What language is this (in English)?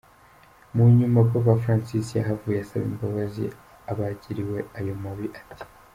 Kinyarwanda